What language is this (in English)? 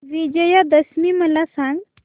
Marathi